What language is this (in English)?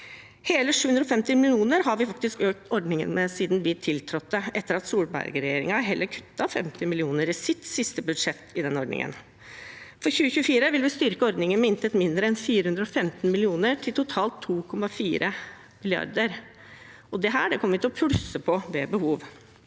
Norwegian